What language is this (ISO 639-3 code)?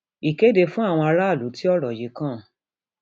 yor